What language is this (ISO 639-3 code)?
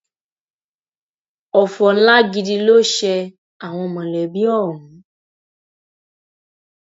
yor